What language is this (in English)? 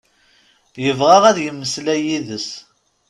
Kabyle